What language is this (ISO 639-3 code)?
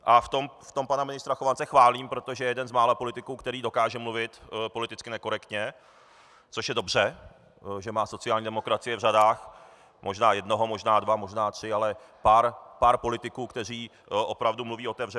ces